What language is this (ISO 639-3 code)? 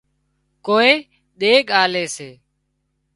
kxp